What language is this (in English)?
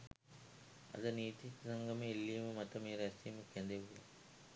Sinhala